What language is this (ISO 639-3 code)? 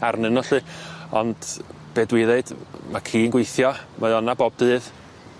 cym